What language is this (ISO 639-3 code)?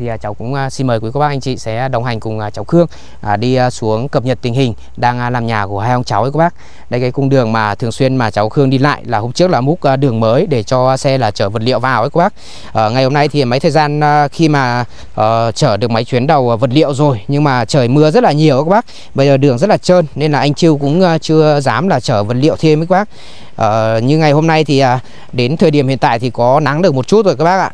vie